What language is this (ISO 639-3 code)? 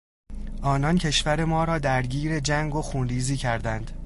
fas